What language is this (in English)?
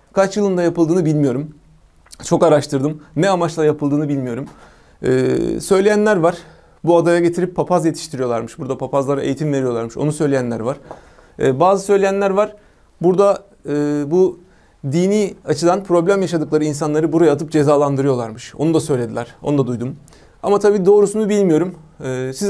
Turkish